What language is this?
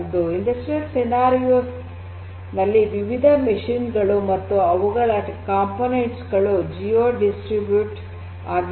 Kannada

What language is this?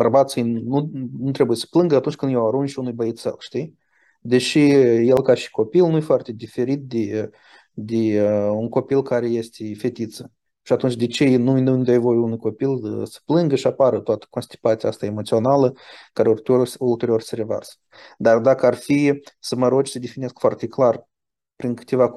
Romanian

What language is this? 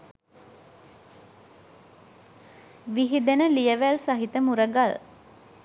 Sinhala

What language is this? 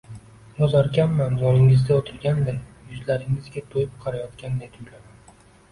Uzbek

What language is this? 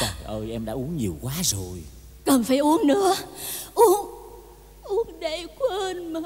Vietnamese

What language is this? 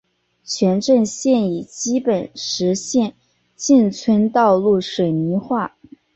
Chinese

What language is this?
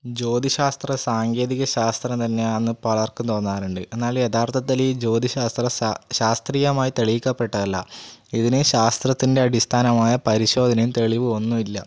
Malayalam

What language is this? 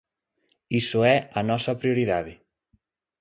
Galician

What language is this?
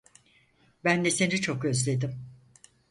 Turkish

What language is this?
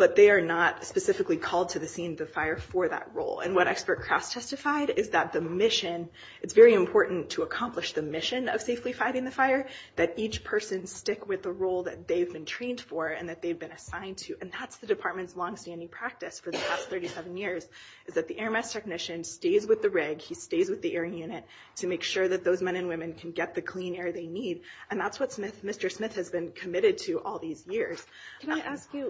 English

